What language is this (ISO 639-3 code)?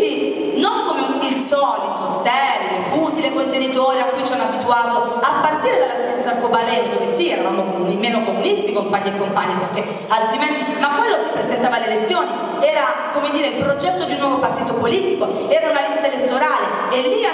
ita